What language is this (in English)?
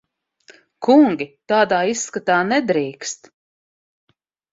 Latvian